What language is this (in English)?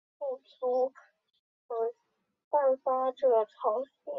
Chinese